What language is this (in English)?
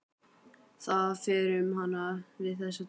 Icelandic